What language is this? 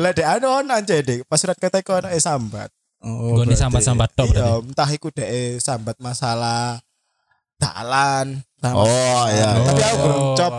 Indonesian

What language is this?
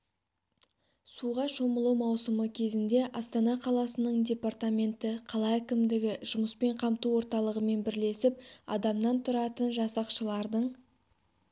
Kazakh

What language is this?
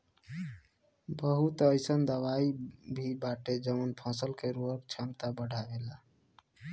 Bhojpuri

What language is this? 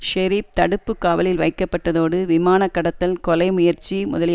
Tamil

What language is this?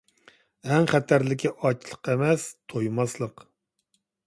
Uyghur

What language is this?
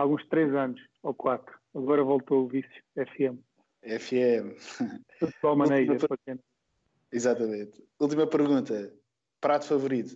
Portuguese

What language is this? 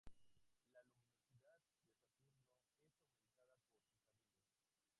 Spanish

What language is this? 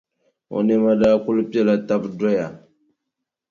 Dagbani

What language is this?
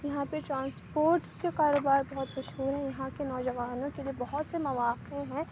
Urdu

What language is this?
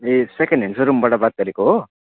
Nepali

